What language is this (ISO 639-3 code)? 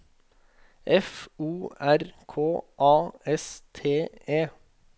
nor